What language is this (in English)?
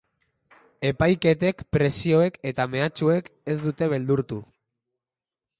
Basque